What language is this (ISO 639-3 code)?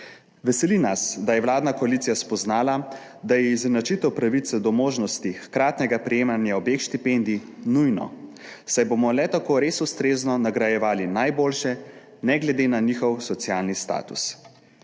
slv